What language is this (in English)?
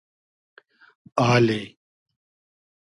Hazaragi